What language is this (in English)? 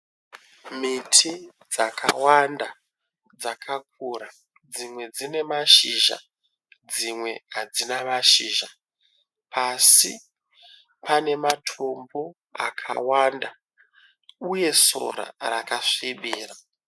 Shona